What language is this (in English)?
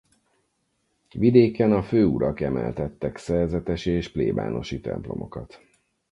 Hungarian